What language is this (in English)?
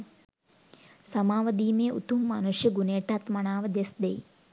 Sinhala